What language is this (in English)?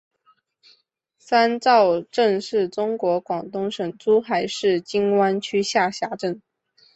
Chinese